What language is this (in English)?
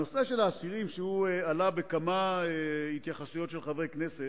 Hebrew